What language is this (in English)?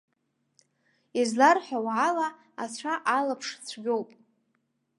Abkhazian